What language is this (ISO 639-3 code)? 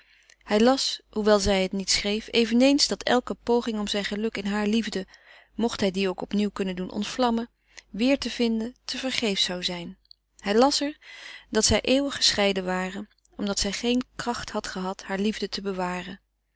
nld